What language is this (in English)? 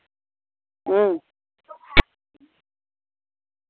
Dogri